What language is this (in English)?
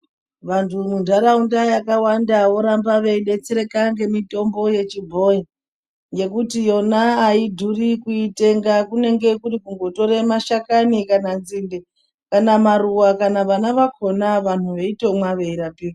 Ndau